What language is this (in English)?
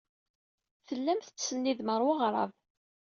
Kabyle